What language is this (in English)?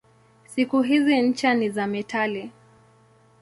Swahili